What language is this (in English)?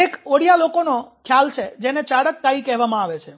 Gujarati